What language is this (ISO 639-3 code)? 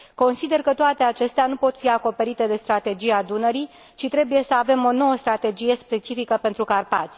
ron